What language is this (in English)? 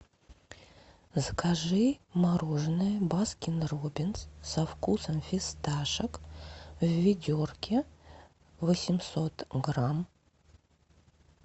Russian